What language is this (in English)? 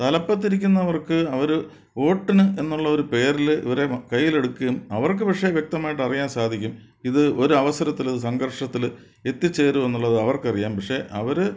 Malayalam